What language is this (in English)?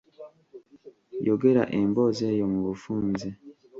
Ganda